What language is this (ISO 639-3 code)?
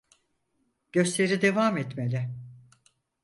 tur